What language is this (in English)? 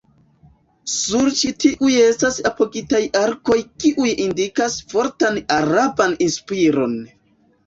Esperanto